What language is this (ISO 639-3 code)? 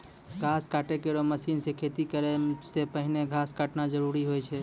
mai